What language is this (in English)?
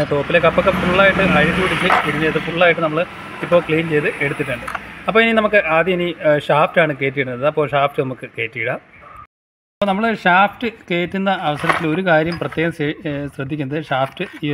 Malayalam